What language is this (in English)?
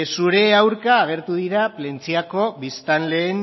Basque